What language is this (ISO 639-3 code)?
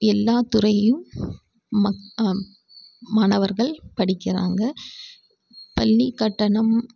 tam